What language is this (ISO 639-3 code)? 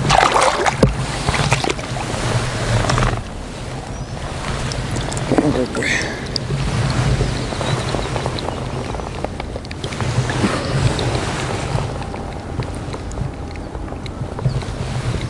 rus